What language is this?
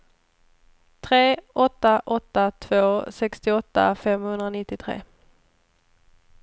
Swedish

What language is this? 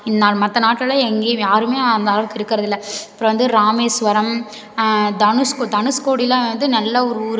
Tamil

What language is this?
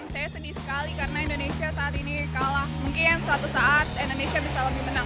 Indonesian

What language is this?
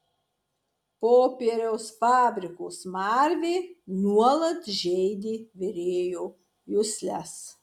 Lithuanian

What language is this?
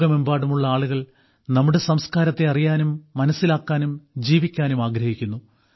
Malayalam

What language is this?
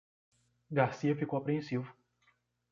Portuguese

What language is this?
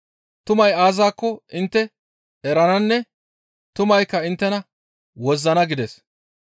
Gamo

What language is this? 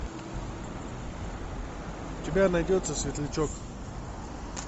Russian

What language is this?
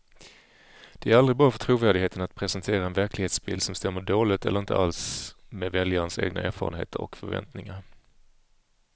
Swedish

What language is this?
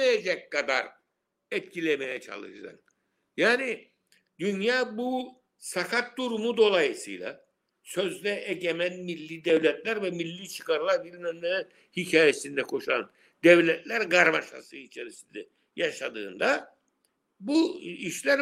Turkish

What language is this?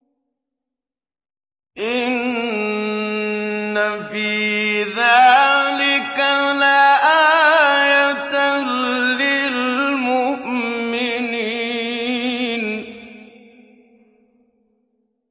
Arabic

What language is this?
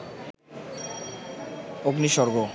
Bangla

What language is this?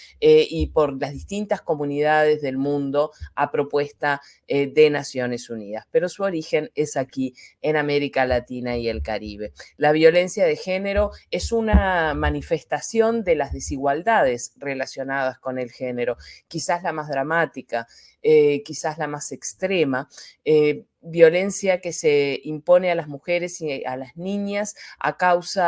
Spanish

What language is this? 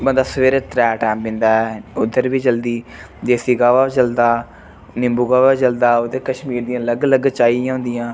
Dogri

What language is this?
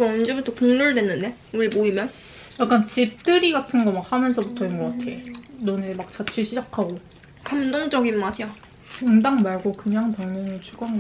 Korean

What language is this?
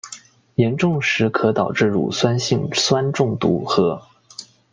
Chinese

